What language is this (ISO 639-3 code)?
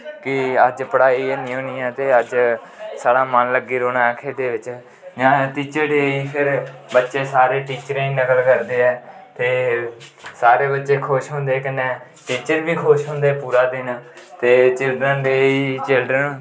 doi